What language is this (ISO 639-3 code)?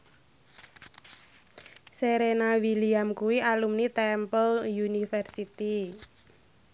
jav